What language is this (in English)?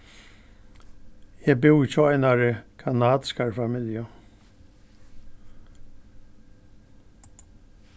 Faroese